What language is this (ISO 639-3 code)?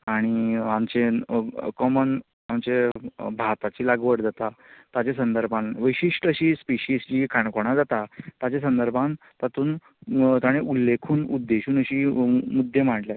kok